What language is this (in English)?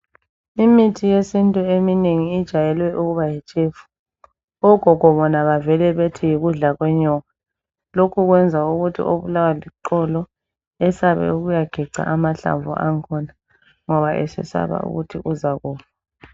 North Ndebele